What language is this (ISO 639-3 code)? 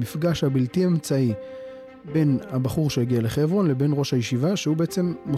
heb